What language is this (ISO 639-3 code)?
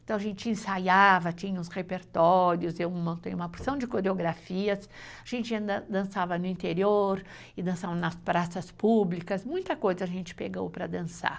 por